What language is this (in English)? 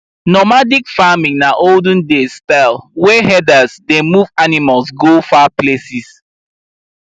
Nigerian Pidgin